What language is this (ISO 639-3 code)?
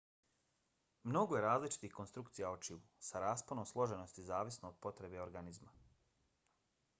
bos